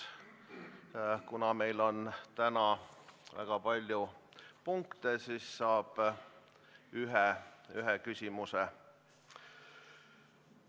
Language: Estonian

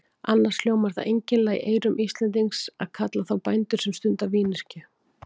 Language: Icelandic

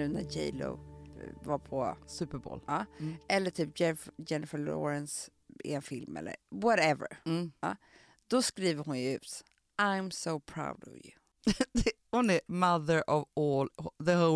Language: Swedish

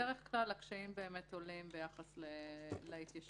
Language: Hebrew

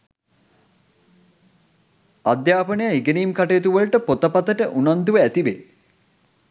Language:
Sinhala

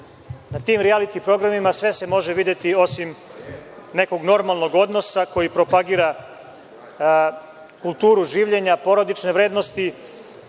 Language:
Serbian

